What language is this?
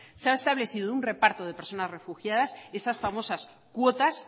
Spanish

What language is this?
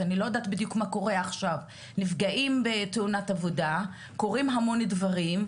Hebrew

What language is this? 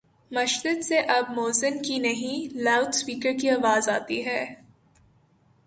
Urdu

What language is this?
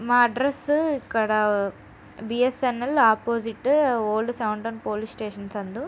Telugu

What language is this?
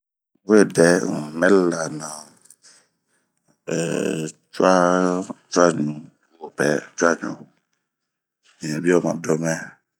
Bomu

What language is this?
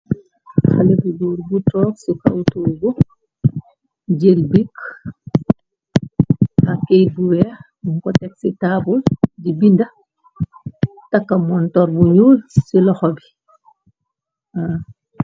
Wolof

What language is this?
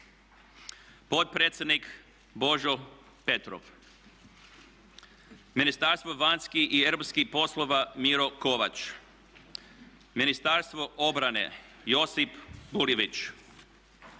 Croatian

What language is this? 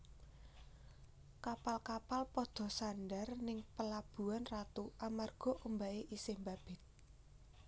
Javanese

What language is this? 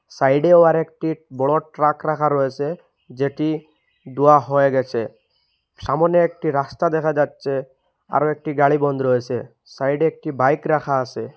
Bangla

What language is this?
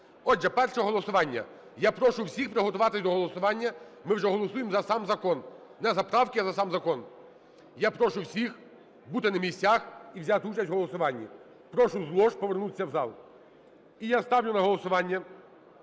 Ukrainian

